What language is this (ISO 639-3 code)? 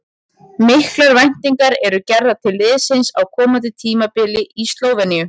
isl